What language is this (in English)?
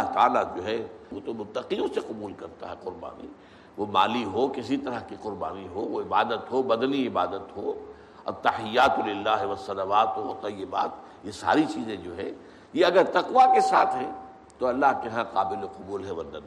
Urdu